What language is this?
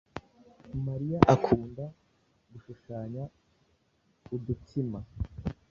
Kinyarwanda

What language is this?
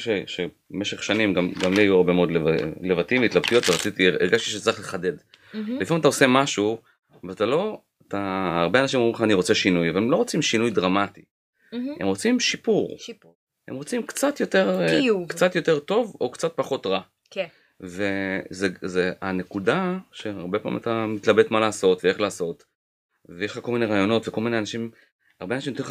Hebrew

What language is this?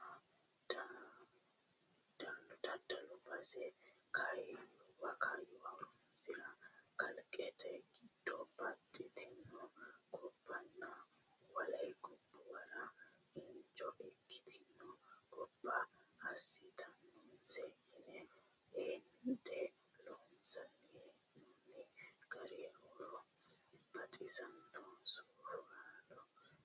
Sidamo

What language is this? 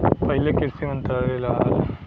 Bhojpuri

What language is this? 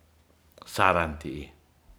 Ratahan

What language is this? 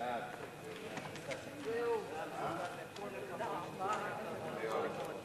Hebrew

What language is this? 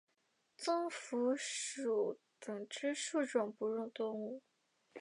Chinese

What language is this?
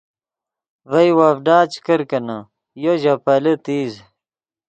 Yidgha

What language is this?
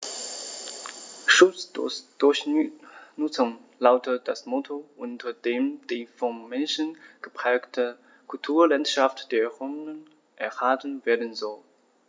German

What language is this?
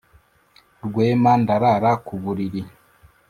Kinyarwanda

